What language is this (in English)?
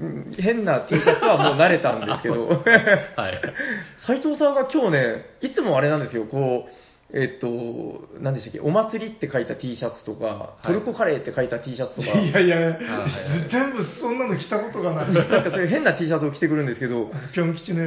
Japanese